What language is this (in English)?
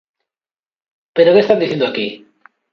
Galician